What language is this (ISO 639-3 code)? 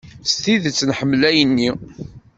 kab